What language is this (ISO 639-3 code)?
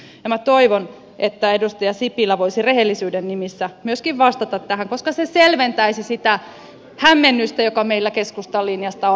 fin